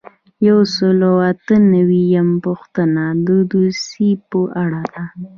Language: Pashto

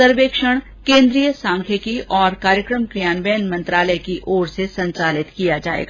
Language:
Hindi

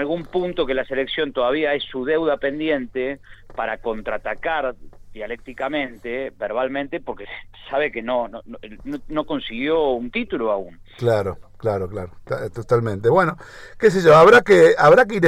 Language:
Spanish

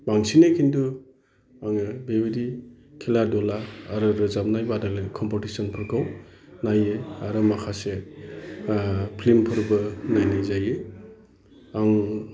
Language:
Bodo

